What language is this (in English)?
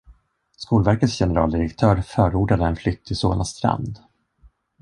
Swedish